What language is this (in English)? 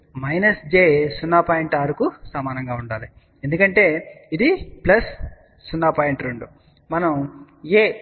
Telugu